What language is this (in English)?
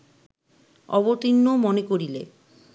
Bangla